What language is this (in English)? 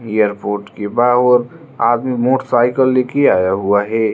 Hindi